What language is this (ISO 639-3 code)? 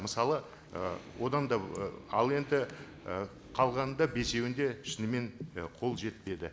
kaz